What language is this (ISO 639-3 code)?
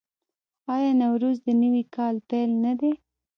pus